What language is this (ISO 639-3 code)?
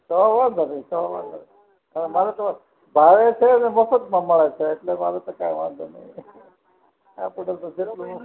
guj